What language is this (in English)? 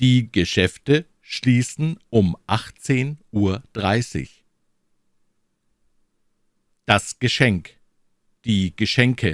German